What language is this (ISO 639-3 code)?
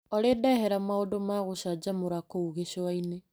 kik